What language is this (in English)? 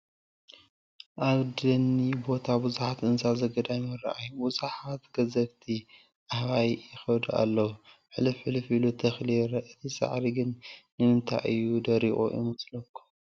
Tigrinya